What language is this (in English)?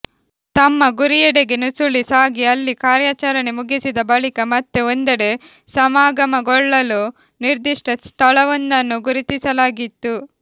Kannada